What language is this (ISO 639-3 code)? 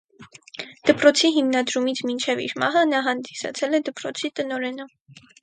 hye